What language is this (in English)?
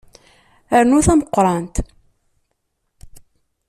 Kabyle